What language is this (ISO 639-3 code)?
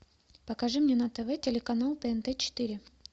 rus